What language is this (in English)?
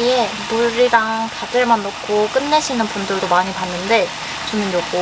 Korean